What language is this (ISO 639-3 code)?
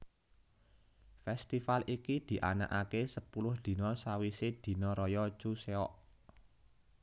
jav